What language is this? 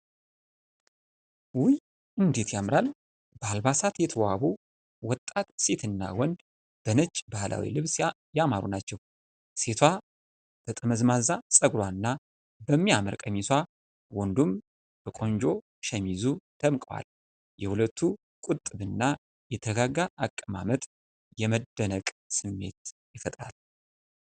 Amharic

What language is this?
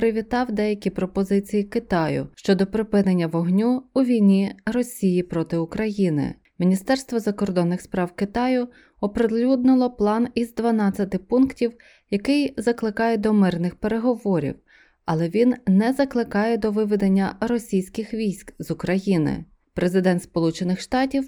Ukrainian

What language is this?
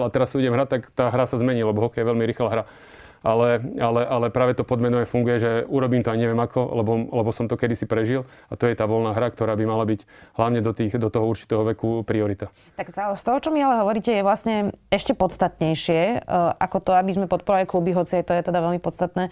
Slovak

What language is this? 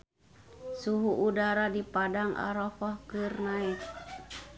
Sundanese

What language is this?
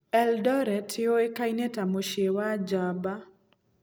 Kikuyu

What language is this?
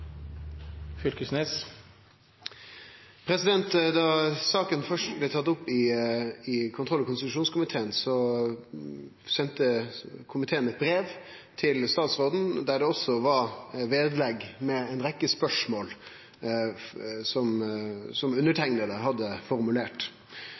Norwegian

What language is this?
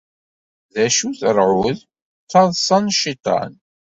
Kabyle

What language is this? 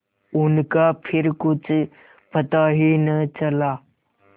Hindi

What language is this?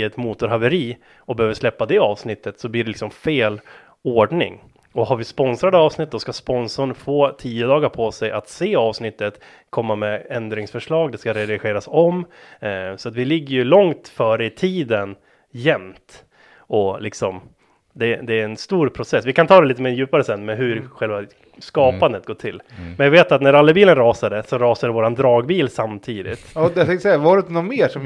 Swedish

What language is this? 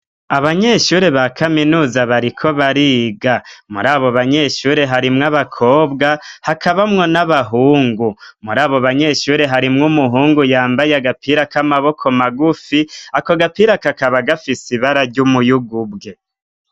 Rundi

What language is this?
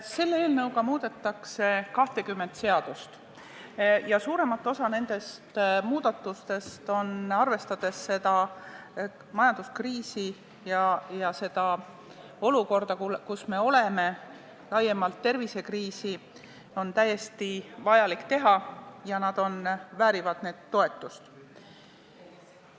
Estonian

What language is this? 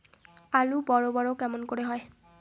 Bangla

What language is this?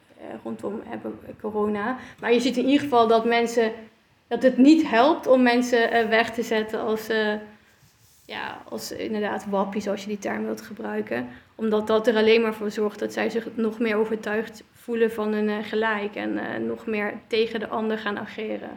Dutch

